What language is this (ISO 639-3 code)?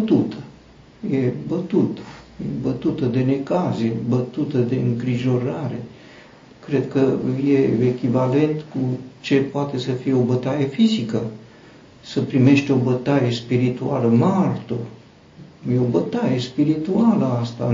ron